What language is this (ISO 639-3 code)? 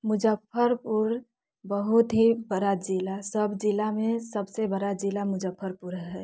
mai